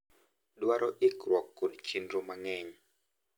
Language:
Luo (Kenya and Tanzania)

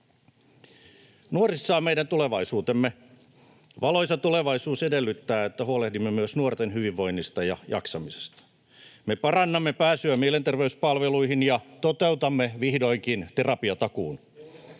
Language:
Finnish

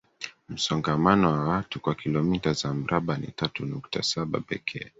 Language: Swahili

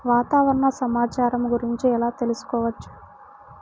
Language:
Telugu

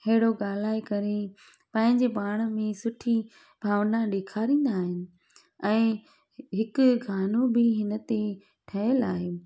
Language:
Sindhi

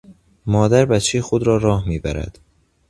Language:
Persian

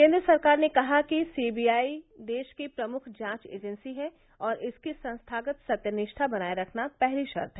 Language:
Hindi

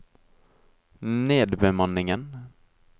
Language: Norwegian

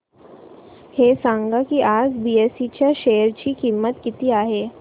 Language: Marathi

